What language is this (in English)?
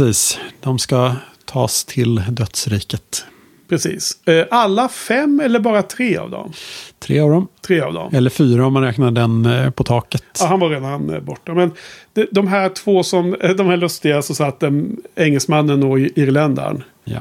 Swedish